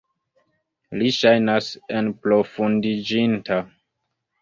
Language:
Esperanto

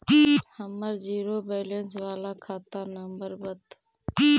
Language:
Magahi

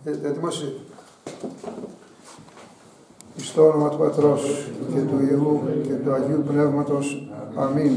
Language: Greek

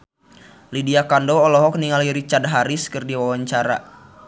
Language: Sundanese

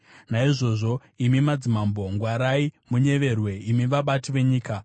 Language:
Shona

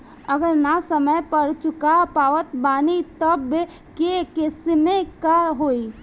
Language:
Bhojpuri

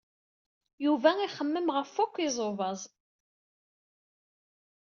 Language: Kabyle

